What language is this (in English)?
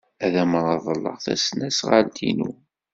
Kabyle